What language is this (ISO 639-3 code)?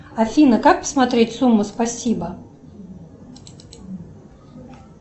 rus